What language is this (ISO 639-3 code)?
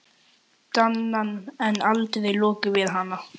isl